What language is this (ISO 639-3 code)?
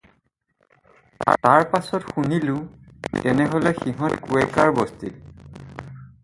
asm